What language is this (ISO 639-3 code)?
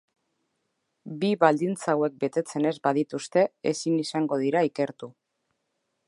eus